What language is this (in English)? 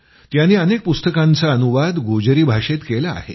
Marathi